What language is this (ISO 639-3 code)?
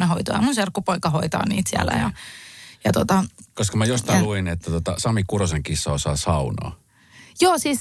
fin